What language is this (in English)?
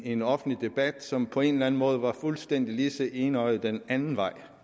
Danish